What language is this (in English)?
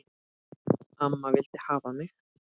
Icelandic